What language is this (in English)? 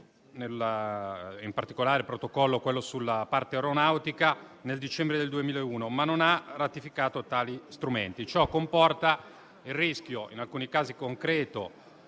Italian